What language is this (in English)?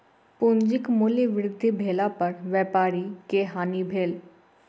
Maithili